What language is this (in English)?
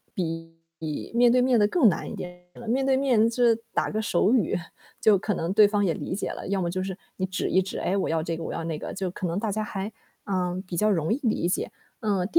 Chinese